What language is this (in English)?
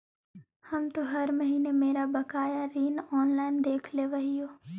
Magahi